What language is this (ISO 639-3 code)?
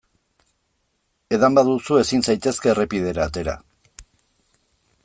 eus